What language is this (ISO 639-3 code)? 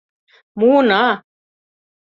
chm